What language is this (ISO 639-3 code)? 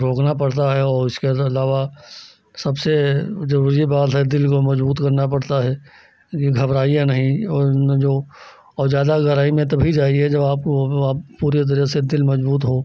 hin